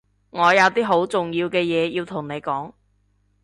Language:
Cantonese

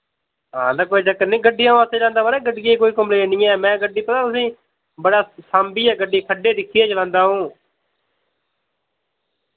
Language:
Dogri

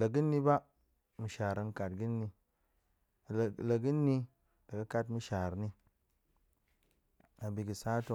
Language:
Goemai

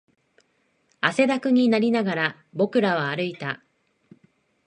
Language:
Japanese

